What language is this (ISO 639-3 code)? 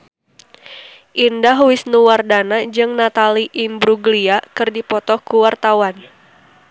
sun